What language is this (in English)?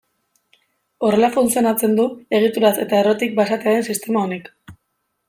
Basque